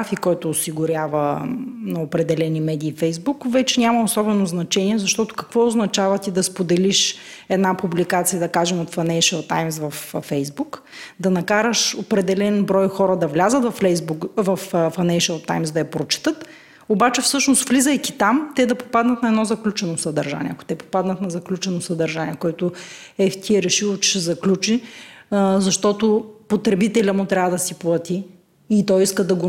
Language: Bulgarian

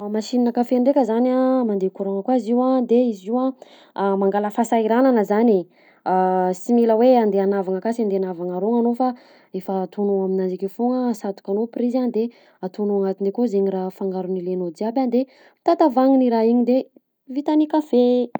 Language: Southern Betsimisaraka Malagasy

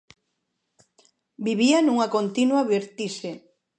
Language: Galician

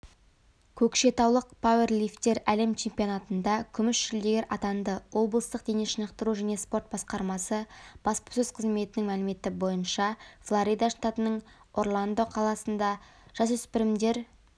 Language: Kazakh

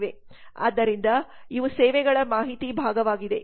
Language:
Kannada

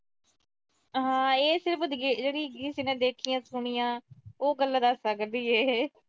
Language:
Punjabi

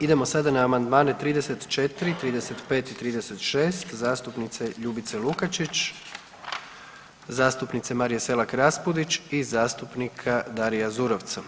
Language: Croatian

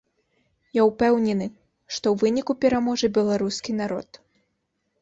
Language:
Belarusian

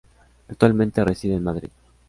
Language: Spanish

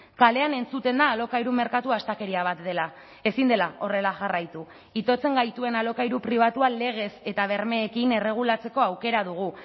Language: Basque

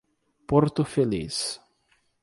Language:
Portuguese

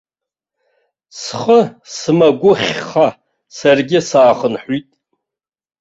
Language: Abkhazian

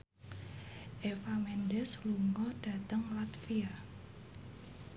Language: Javanese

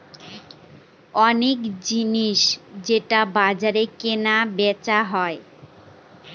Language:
Bangla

